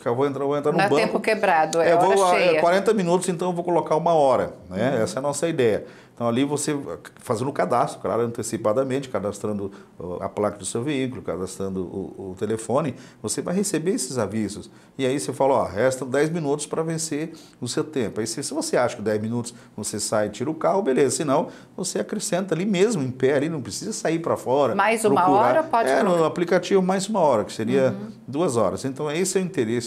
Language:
Portuguese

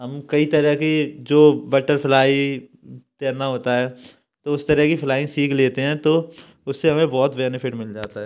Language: Hindi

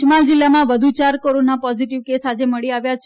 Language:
Gujarati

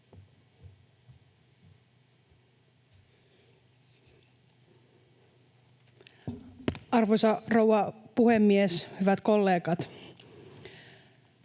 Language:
Finnish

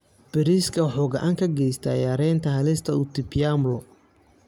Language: Somali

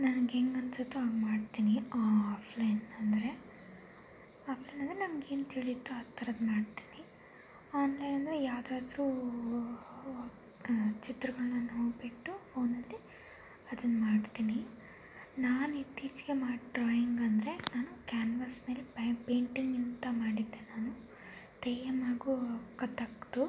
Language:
Kannada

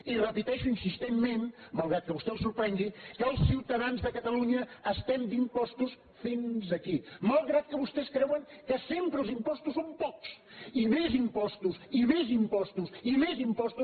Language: Catalan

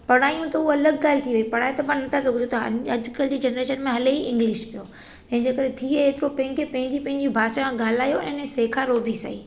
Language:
Sindhi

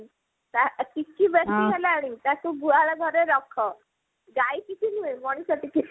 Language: Odia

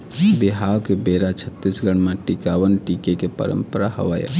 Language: Chhattisgarhi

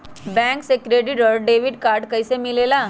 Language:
Magahi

